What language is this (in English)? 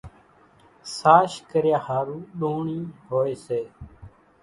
Kachi Koli